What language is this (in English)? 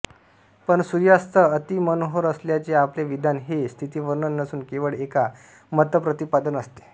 Marathi